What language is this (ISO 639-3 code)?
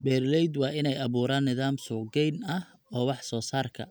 som